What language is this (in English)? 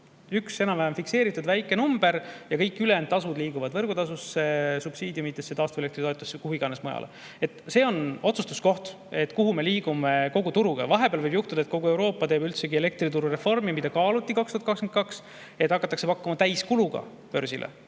Estonian